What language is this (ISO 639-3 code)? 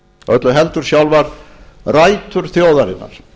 isl